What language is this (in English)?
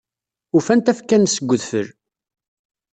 Kabyle